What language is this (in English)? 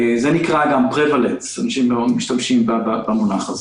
Hebrew